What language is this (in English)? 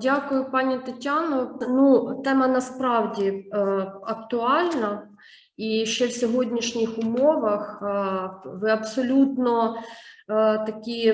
Ukrainian